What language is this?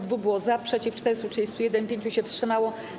Polish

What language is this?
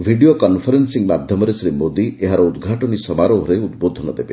Odia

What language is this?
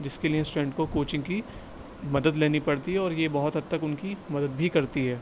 Urdu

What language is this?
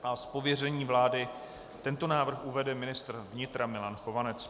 Czech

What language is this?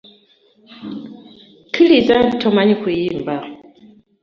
Ganda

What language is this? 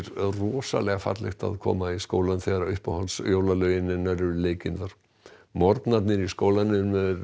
Icelandic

